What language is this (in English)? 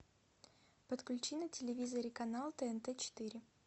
Russian